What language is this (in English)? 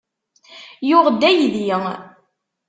Kabyle